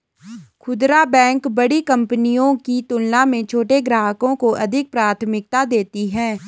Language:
Hindi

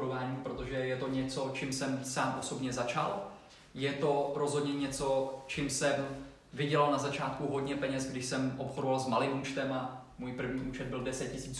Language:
Czech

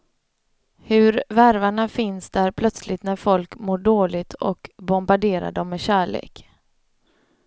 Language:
Swedish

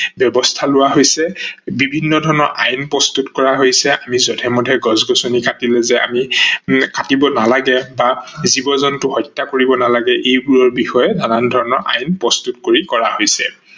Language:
Assamese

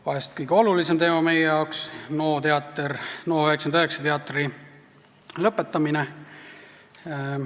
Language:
Estonian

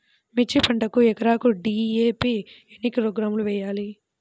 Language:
Telugu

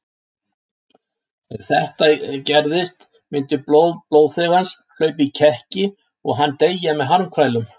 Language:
Icelandic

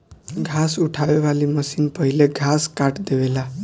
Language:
Bhojpuri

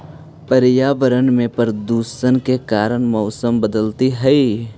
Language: Magahi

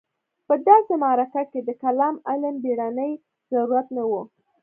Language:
Pashto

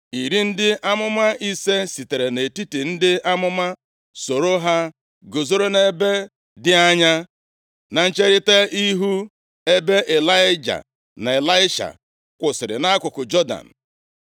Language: Igbo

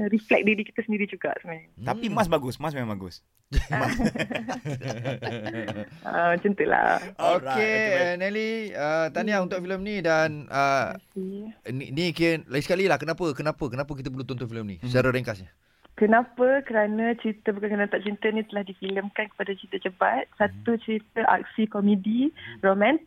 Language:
Malay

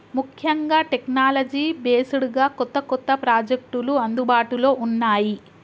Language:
Telugu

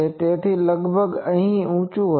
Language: Gujarati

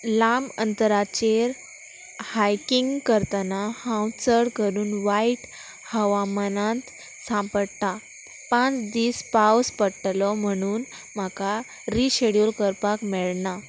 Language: Konkani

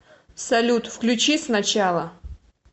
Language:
Russian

